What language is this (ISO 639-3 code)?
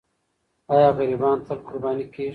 pus